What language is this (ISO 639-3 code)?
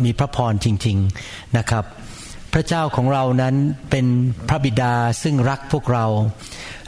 tha